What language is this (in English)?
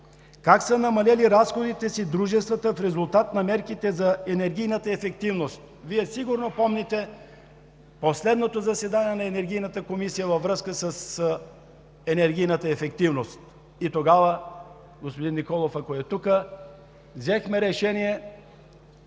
Bulgarian